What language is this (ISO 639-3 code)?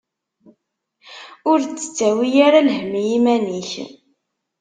kab